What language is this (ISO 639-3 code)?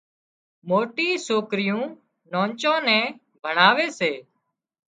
kxp